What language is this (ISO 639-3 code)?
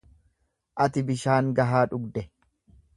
orm